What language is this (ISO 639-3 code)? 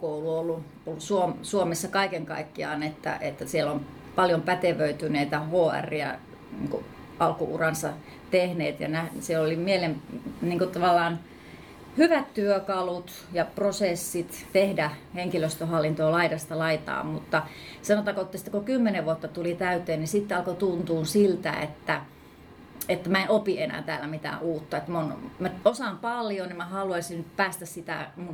fin